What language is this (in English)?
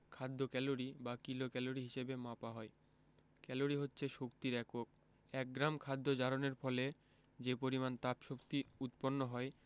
Bangla